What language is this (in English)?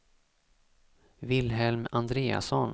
Swedish